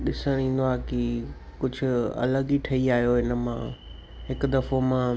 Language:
Sindhi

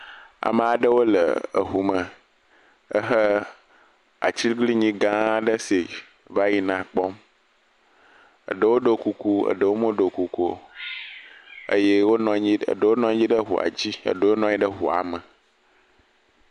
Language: Ewe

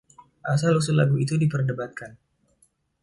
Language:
Indonesian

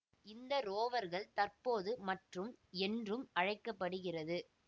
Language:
Tamil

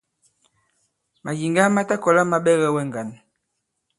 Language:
Bankon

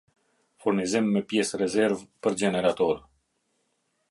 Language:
Albanian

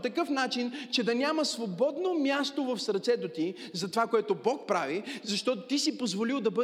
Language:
Bulgarian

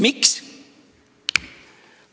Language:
Estonian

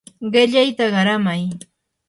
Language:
Yanahuanca Pasco Quechua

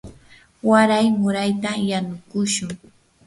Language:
Yanahuanca Pasco Quechua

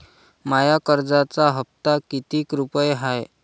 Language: Marathi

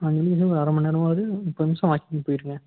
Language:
Tamil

